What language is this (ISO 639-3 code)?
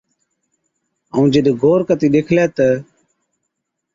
odk